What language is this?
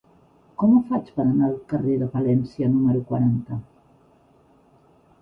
Catalan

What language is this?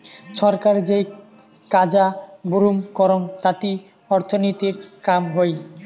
Bangla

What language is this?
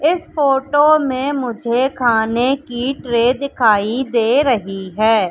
Hindi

